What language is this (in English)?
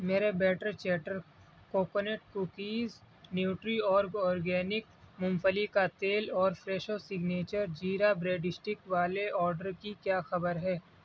Urdu